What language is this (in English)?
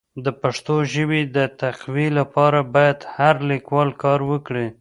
Pashto